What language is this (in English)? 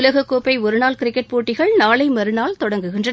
Tamil